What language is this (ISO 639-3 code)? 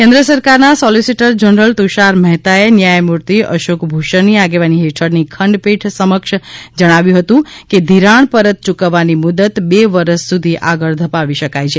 guj